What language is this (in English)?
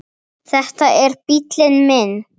Icelandic